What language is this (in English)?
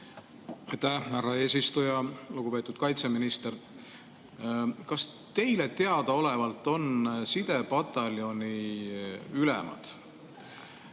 Estonian